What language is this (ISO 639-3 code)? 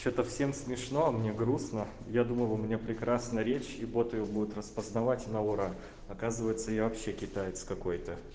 rus